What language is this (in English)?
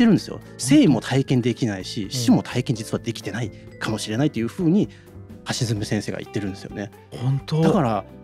Japanese